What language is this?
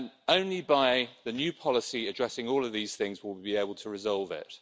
English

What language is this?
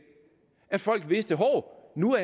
Danish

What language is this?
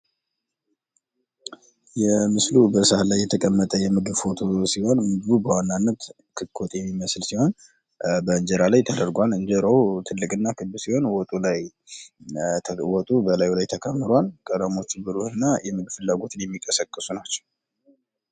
Amharic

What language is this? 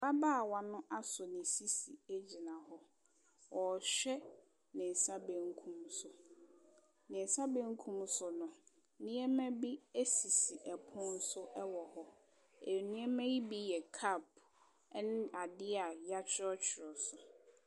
Akan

